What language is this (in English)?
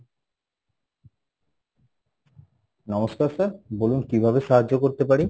Bangla